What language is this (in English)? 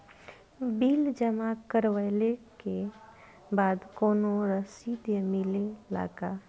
Bhojpuri